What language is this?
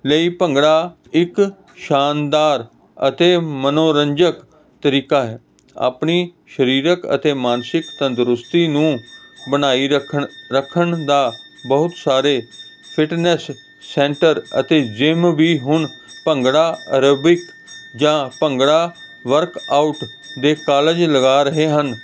Punjabi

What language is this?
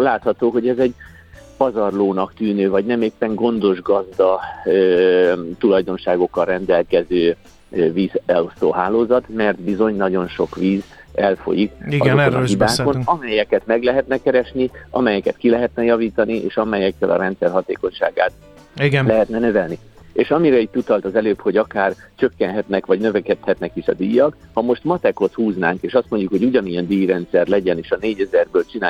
Hungarian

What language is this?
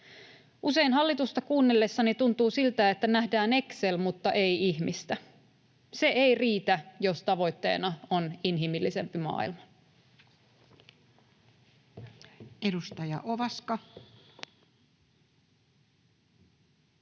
Finnish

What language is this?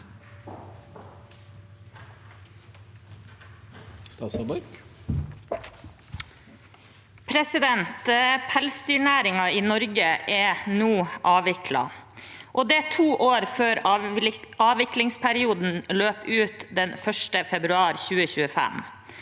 Norwegian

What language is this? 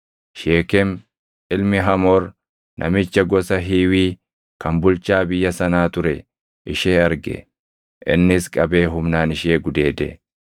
Oromo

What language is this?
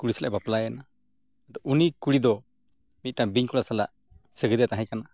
Santali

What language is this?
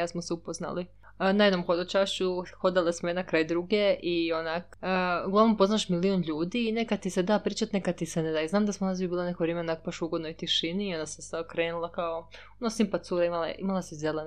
Croatian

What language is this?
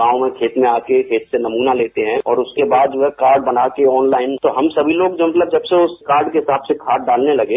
Hindi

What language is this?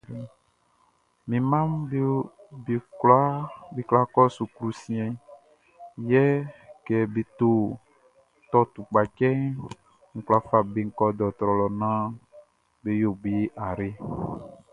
Baoulé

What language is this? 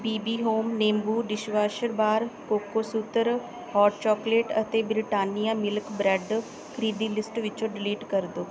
Punjabi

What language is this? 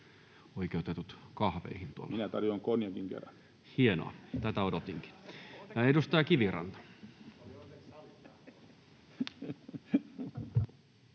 Finnish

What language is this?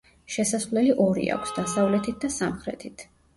Georgian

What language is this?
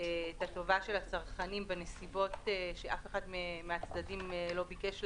Hebrew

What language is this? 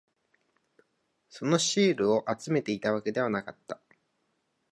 Japanese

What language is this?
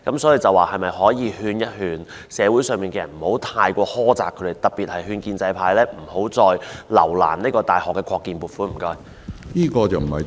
Cantonese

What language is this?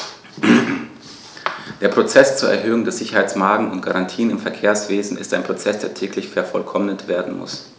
German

